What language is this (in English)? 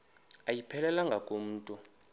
Xhosa